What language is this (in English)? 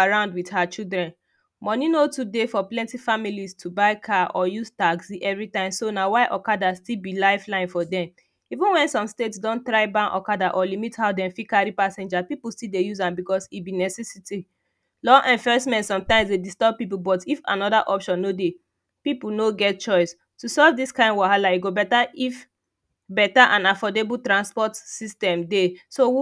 Nigerian Pidgin